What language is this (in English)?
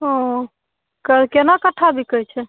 Maithili